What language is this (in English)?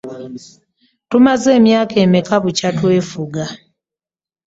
Ganda